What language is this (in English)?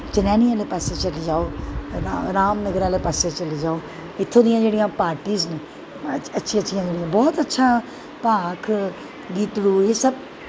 Dogri